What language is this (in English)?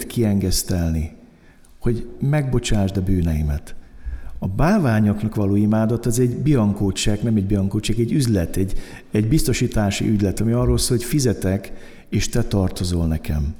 Hungarian